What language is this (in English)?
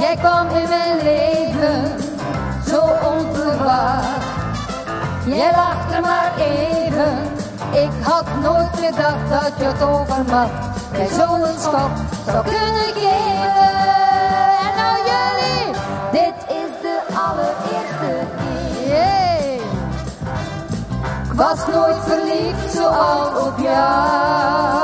Dutch